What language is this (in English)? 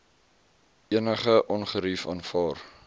Afrikaans